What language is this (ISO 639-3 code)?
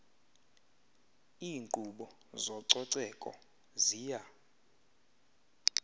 xho